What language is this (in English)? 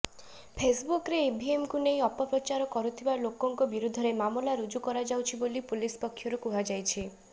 Odia